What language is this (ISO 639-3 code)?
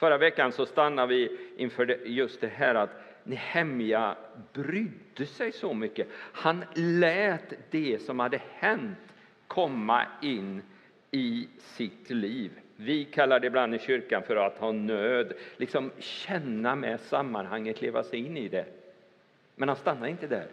swe